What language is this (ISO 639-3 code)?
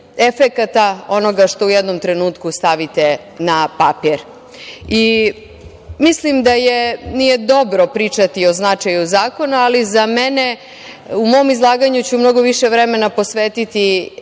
srp